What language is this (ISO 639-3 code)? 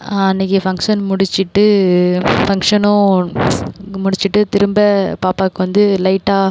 tam